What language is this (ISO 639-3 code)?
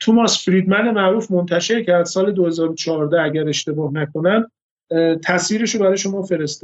fas